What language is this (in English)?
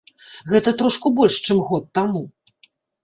Belarusian